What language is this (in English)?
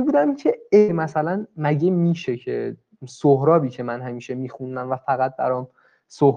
Persian